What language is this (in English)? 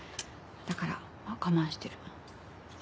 Japanese